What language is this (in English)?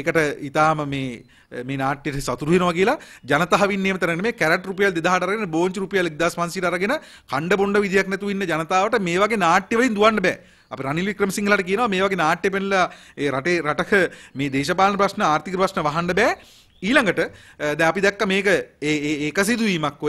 Hindi